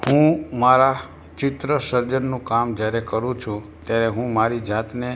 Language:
Gujarati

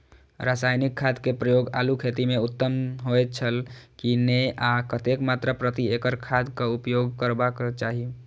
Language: Maithili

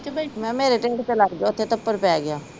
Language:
Punjabi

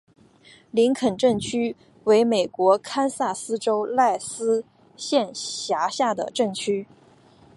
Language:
Chinese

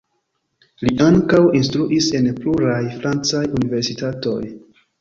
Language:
Esperanto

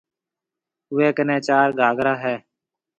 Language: Marwari (Pakistan)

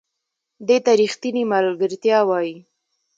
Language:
Pashto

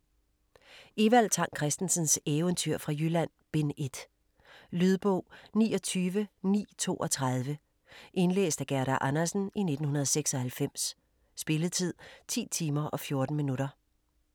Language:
Danish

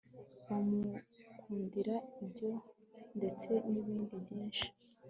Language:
Kinyarwanda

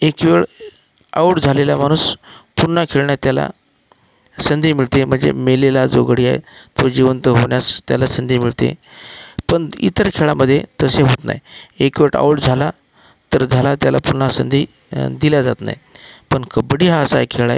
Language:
Marathi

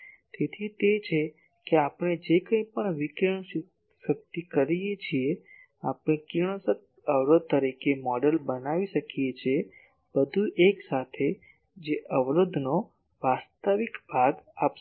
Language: Gujarati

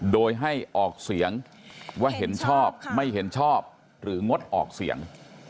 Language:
Thai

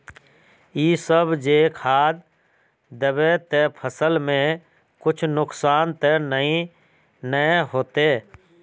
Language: Magahi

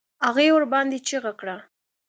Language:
Pashto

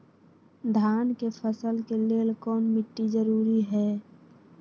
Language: Magahi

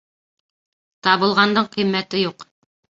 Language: Bashkir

